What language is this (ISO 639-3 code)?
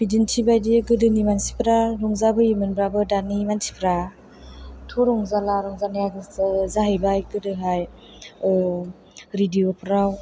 brx